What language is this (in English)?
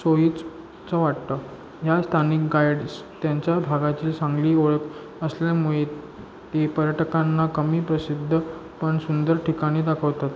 Marathi